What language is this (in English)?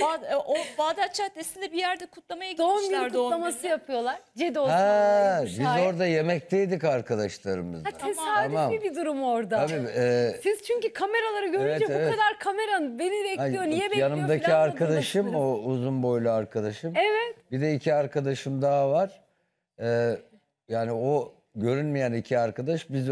Turkish